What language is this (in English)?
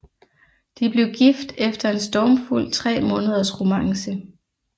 Danish